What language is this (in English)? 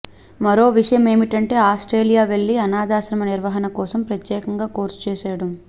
Telugu